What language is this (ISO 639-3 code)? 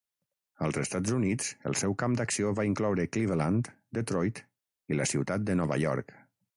cat